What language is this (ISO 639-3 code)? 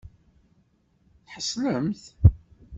kab